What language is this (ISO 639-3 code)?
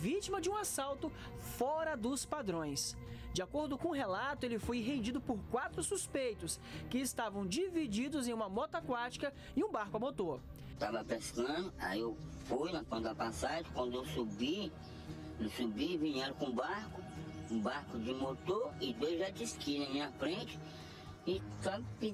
por